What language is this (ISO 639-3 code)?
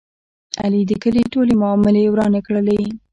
pus